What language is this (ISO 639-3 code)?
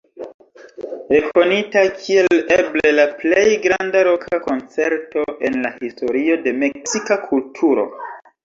epo